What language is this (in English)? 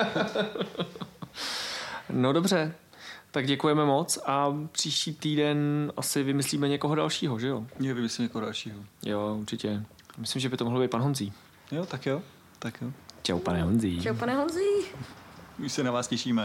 Czech